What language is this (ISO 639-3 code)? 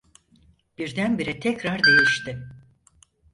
tur